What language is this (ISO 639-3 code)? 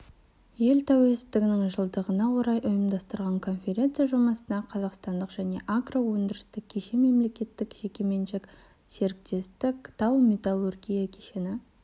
kaz